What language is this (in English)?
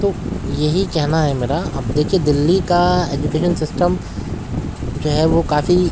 Urdu